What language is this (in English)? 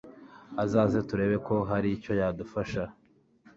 Kinyarwanda